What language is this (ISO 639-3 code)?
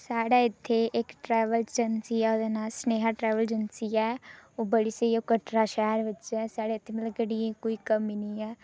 doi